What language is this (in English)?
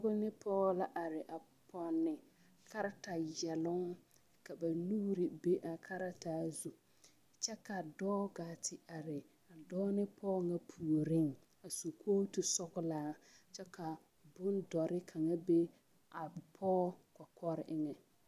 Southern Dagaare